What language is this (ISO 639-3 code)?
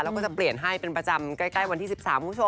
tha